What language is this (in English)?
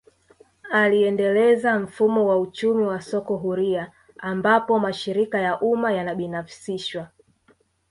Swahili